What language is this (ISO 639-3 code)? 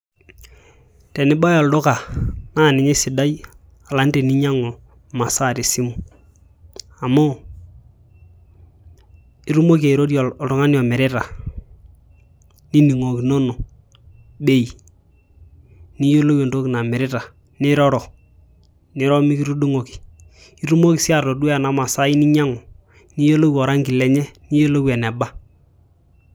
mas